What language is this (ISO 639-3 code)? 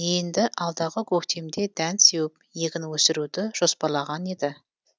kaz